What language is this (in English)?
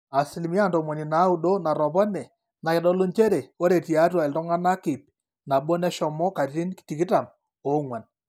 Masai